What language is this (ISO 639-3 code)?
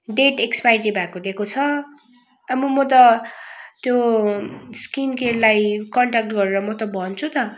nep